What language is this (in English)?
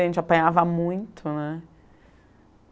Portuguese